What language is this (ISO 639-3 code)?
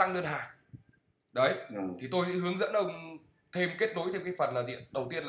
vie